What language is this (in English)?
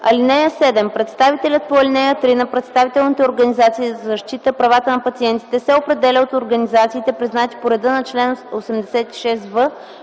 Bulgarian